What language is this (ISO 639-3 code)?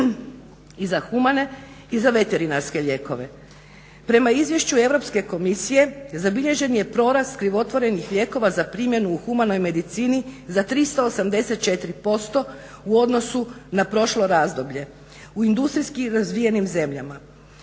hrv